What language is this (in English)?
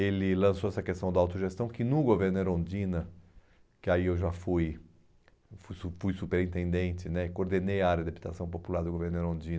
Portuguese